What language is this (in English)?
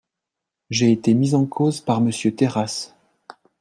French